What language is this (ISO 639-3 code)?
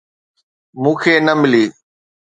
snd